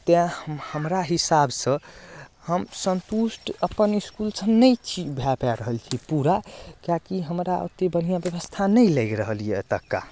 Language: Maithili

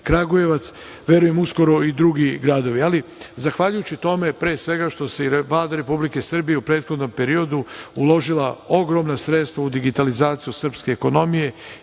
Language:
Serbian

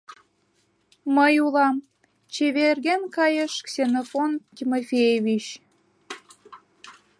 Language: Mari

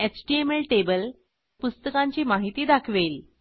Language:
Marathi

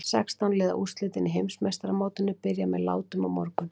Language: Icelandic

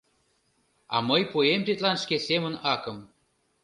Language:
Mari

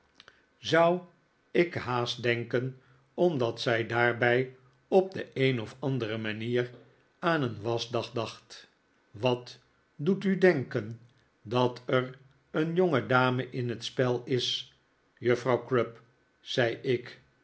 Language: Dutch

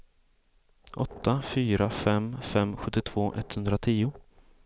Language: Swedish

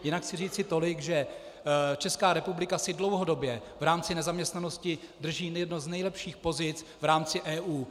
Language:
Czech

